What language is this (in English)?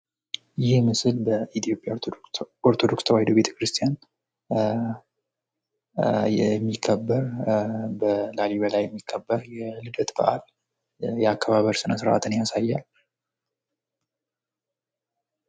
Amharic